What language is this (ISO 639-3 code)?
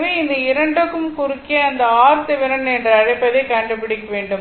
tam